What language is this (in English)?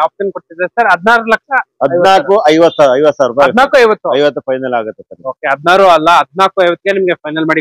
Kannada